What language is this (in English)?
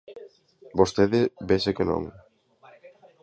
Galician